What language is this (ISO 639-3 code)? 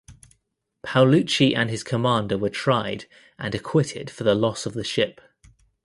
eng